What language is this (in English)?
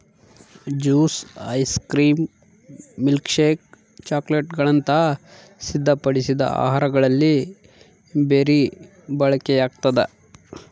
Kannada